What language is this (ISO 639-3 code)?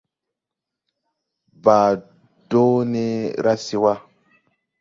tui